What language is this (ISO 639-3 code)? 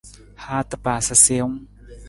nmz